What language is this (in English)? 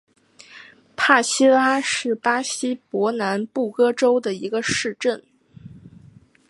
Chinese